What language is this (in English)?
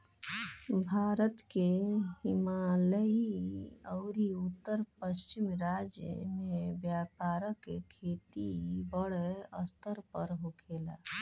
Bhojpuri